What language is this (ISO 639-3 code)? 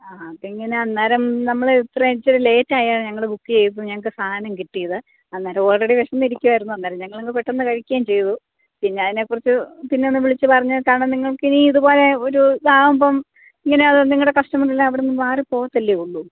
mal